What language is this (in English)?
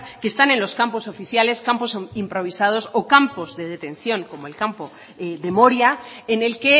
Spanish